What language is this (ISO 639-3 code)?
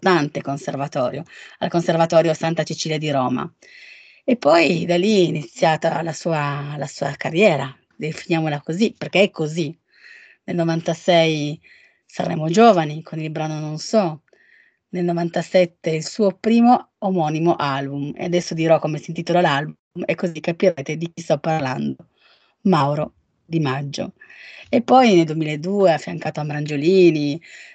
ita